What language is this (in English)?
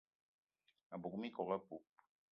Eton (Cameroon)